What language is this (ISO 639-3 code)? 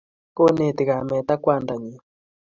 kln